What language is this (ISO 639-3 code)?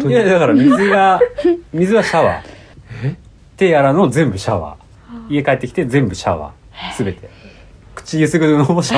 jpn